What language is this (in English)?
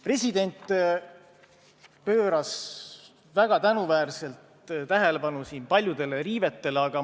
Estonian